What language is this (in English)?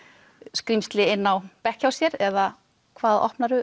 Icelandic